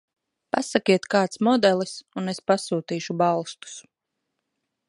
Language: Latvian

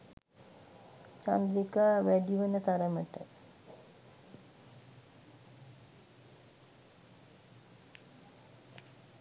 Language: Sinhala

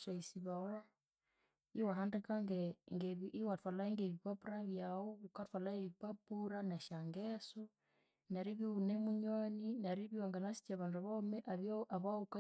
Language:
Konzo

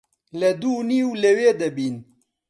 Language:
Central Kurdish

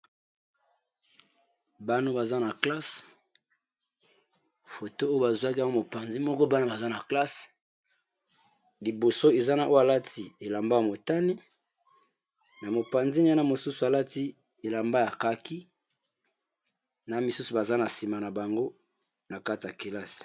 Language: Lingala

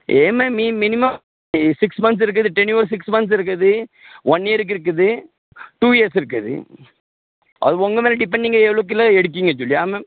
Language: Tamil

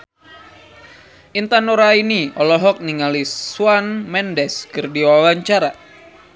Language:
Sundanese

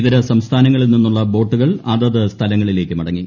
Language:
Malayalam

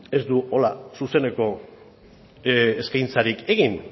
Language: Basque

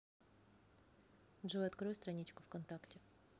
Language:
Russian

